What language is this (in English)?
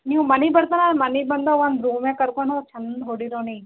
Kannada